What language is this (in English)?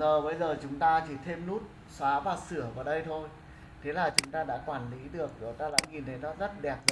Vietnamese